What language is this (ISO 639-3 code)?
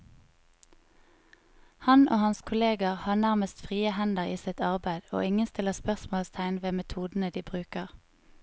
nor